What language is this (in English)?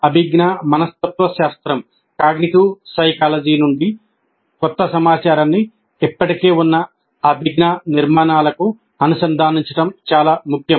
Telugu